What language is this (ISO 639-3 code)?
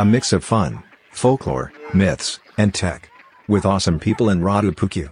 ron